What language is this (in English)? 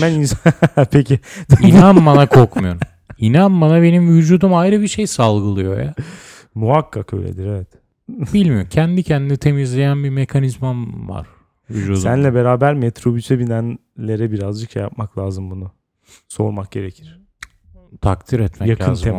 Turkish